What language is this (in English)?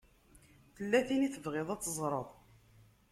Kabyle